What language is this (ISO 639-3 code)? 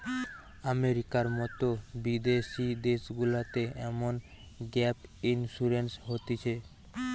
ben